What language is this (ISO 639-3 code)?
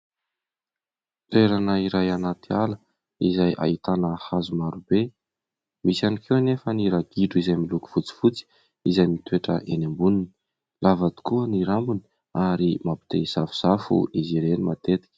mlg